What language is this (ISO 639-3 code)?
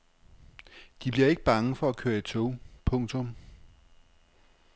dan